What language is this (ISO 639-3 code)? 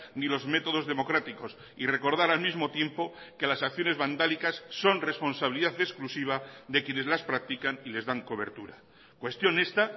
spa